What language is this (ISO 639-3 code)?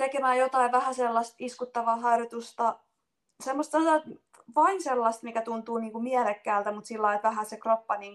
fin